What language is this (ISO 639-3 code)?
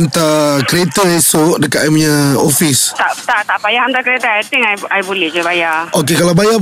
msa